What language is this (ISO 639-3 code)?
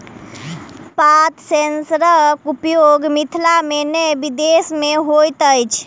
mai